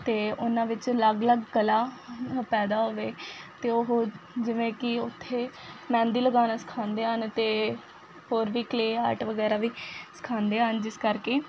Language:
Punjabi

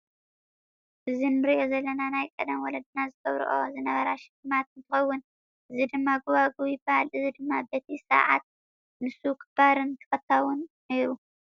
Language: Tigrinya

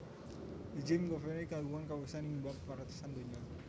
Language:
Javanese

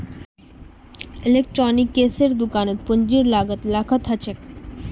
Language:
Magahi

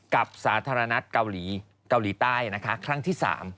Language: Thai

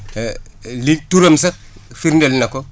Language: Wolof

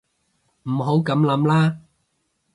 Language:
Cantonese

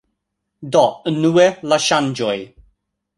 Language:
Esperanto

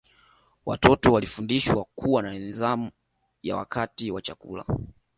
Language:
Swahili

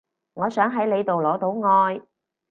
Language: Cantonese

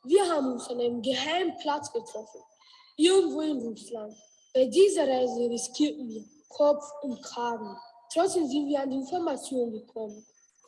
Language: German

